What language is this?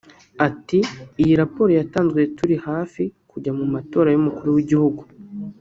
Kinyarwanda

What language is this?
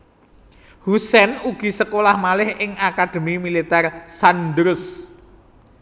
Javanese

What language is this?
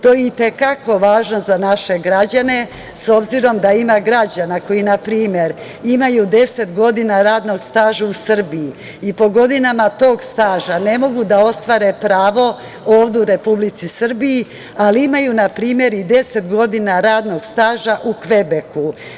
Serbian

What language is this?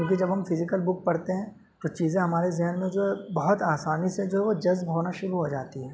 Urdu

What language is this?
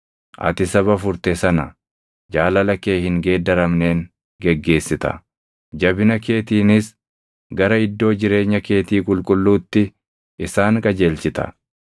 Oromo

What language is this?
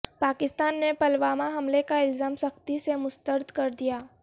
Urdu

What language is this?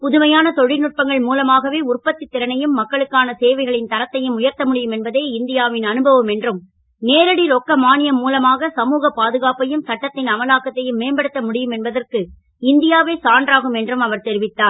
Tamil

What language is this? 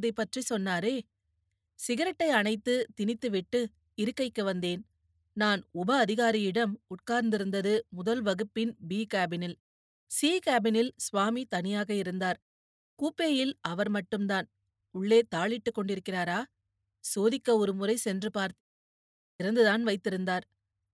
Tamil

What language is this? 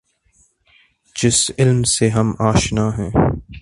Urdu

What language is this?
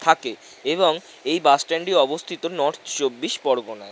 Bangla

